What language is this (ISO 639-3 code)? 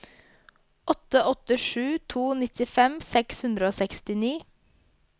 nor